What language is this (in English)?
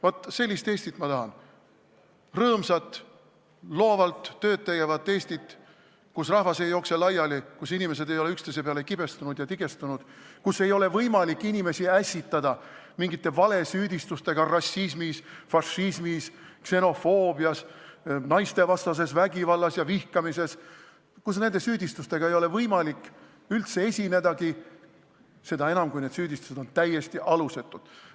Estonian